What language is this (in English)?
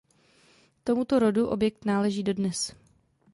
Czech